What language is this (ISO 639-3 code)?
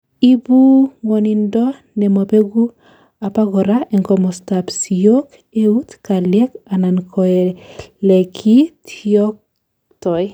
kln